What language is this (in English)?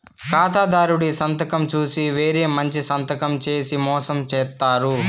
Telugu